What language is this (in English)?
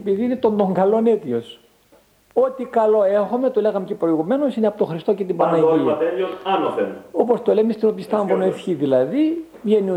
Greek